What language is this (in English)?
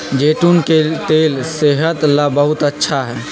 Magahi